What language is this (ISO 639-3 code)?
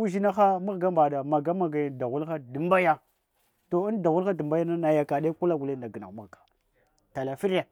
hwo